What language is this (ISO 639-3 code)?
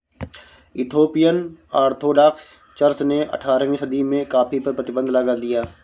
hin